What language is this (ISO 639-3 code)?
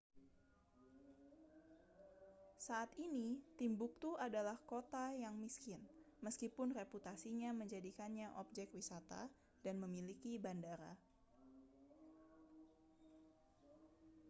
ind